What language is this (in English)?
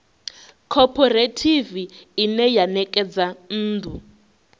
Venda